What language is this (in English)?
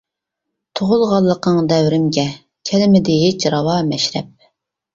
Uyghur